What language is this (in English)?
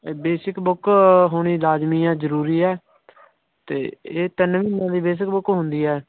Punjabi